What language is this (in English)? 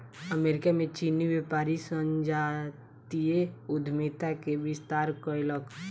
Maithili